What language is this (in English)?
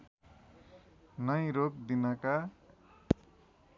Nepali